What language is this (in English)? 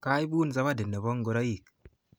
Kalenjin